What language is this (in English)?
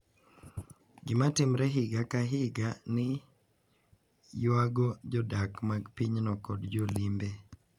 Luo (Kenya and Tanzania)